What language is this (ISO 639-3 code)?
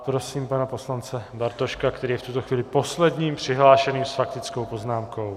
ces